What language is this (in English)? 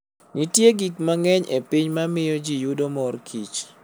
Luo (Kenya and Tanzania)